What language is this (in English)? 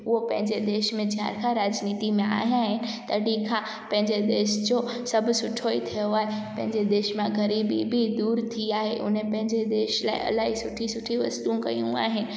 Sindhi